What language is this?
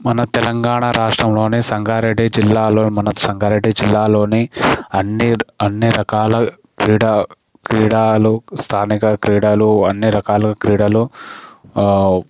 Telugu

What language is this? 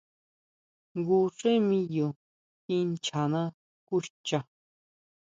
Huautla Mazatec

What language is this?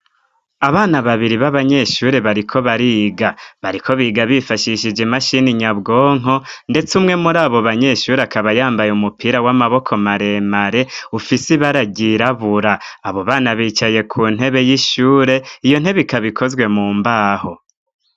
Rundi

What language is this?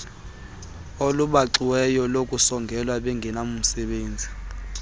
Xhosa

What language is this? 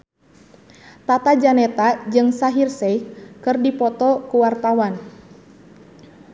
Sundanese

